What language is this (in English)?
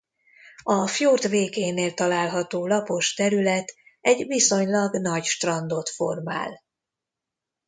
Hungarian